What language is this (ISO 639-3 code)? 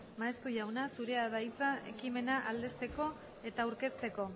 eus